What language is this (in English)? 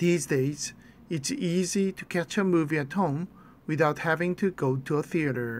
Korean